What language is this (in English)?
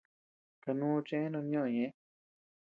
Tepeuxila Cuicatec